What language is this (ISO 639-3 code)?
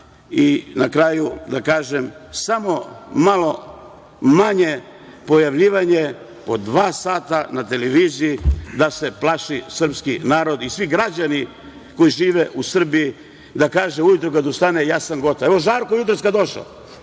srp